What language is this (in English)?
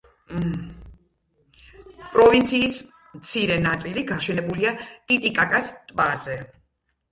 Georgian